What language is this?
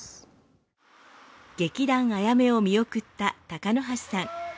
Japanese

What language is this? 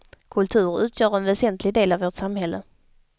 Swedish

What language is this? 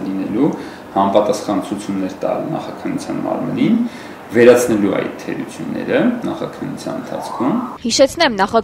Turkish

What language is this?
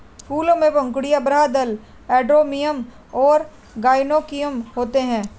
Hindi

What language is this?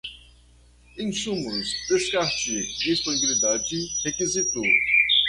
Portuguese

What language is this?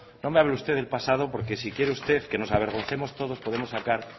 Spanish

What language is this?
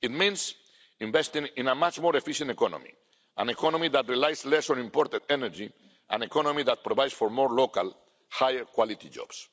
English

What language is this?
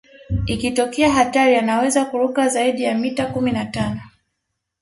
Swahili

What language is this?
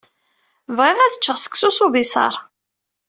Kabyle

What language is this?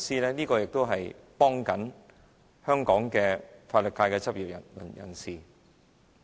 Cantonese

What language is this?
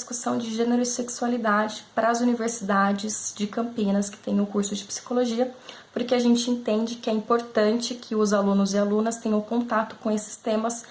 Portuguese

